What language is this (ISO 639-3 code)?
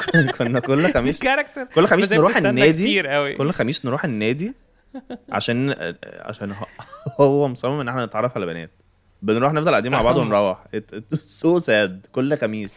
ara